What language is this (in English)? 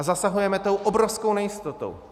Czech